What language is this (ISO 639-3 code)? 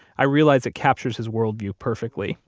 eng